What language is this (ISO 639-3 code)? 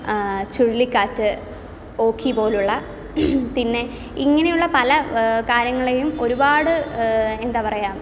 mal